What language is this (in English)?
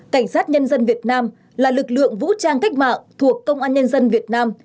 Vietnamese